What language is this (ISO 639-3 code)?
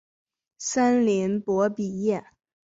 zho